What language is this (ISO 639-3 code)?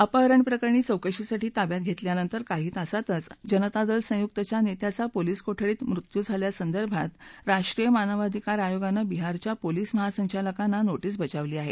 mar